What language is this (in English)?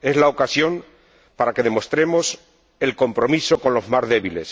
Spanish